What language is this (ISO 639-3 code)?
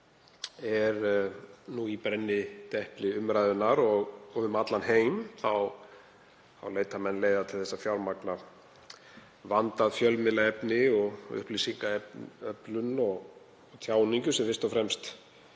isl